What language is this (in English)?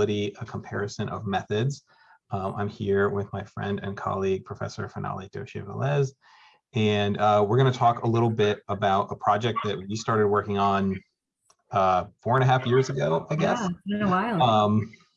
English